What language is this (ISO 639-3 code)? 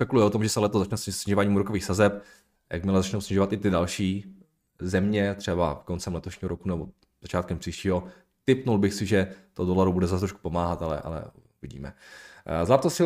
ces